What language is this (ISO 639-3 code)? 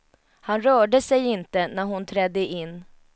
swe